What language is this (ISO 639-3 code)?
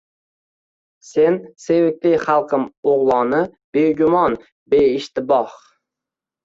uzb